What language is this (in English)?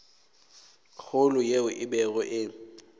Northern Sotho